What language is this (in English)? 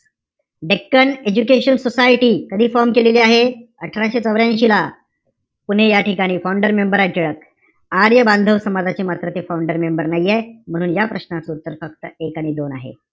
Marathi